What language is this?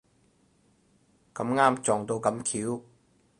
Cantonese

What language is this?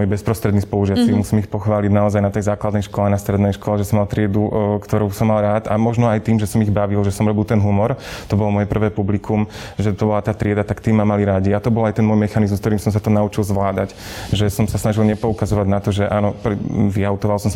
Slovak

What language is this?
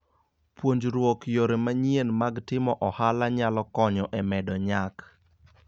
Luo (Kenya and Tanzania)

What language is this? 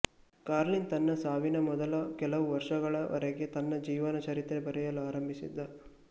Kannada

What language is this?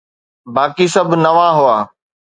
Sindhi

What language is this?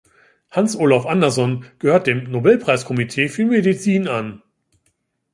German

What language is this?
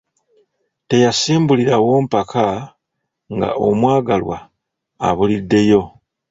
Ganda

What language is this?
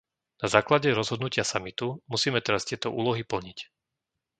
Slovak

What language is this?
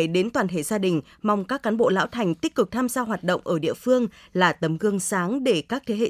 Vietnamese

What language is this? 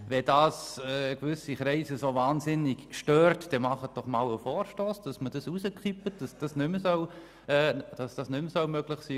Swiss German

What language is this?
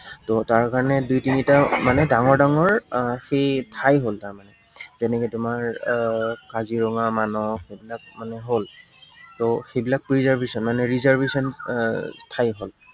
Assamese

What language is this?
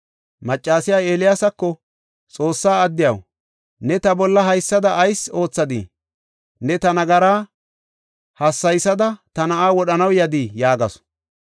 Gofa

